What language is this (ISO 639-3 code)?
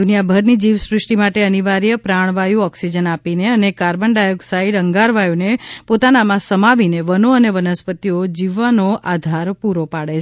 guj